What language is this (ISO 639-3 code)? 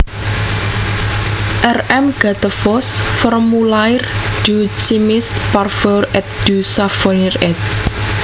jav